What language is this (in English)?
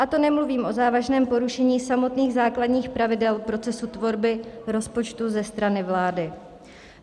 Czech